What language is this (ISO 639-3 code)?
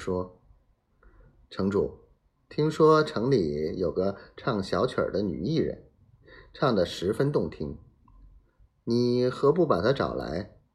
zho